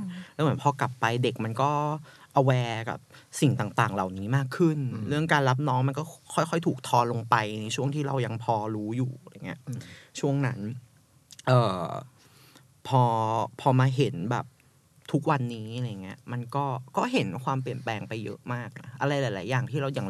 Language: Thai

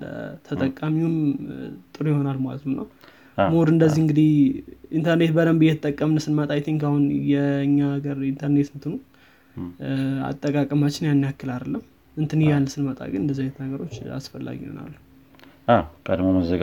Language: Amharic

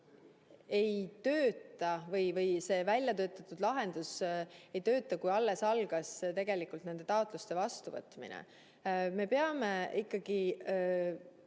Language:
Estonian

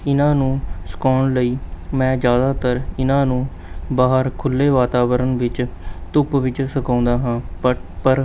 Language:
Punjabi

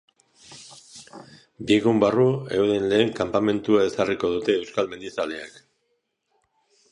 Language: Basque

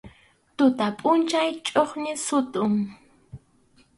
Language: Arequipa-La Unión Quechua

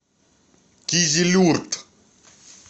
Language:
Russian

